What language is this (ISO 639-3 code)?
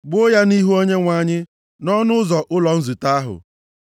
ibo